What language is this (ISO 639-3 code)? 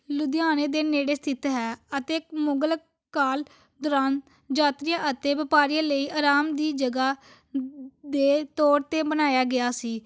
pan